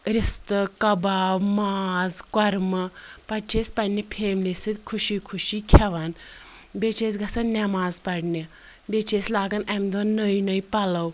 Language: Kashmiri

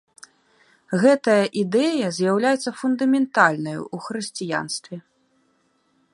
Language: Belarusian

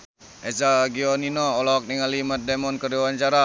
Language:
Sundanese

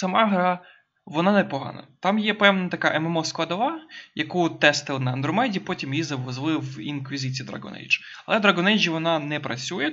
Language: Ukrainian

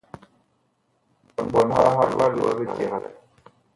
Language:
Bakoko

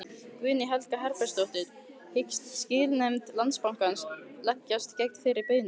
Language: Icelandic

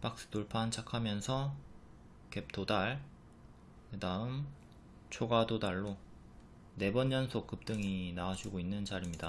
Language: Korean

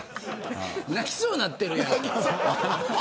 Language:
Japanese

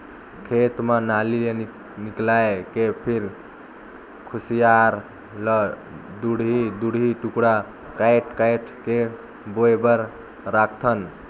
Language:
Chhattisgarhi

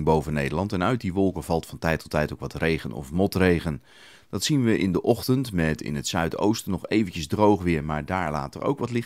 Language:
Dutch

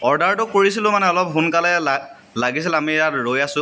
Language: Assamese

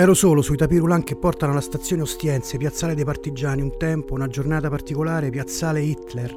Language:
Italian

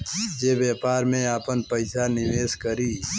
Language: Bhojpuri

